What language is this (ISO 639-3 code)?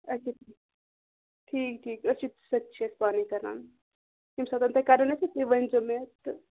kas